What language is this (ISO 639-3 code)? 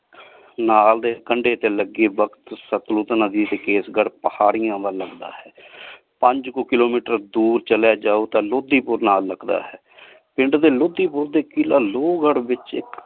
pan